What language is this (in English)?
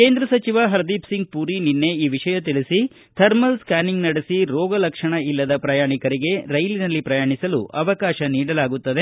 Kannada